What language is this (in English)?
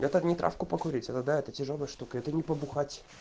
Russian